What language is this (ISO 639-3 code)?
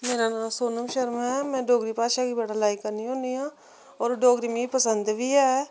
doi